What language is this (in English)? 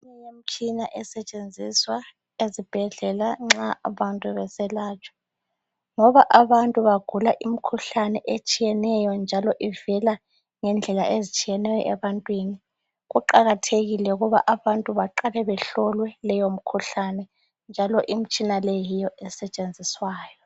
North Ndebele